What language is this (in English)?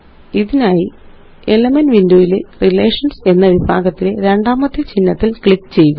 Malayalam